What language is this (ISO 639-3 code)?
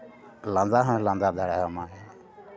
sat